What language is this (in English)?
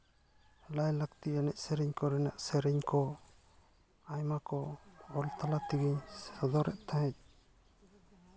Santali